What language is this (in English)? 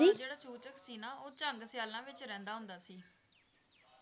Punjabi